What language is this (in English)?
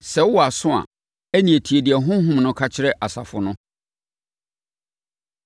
Akan